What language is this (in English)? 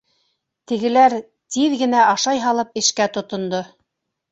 Bashkir